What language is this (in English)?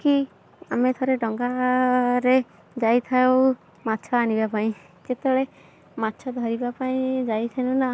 Odia